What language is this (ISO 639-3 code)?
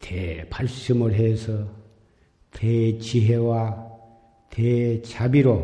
kor